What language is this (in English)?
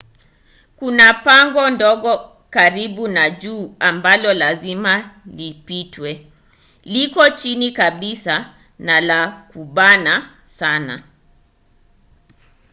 Swahili